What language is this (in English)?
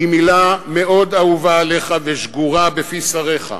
Hebrew